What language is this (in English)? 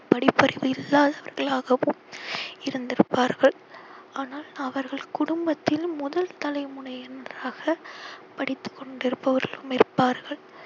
Tamil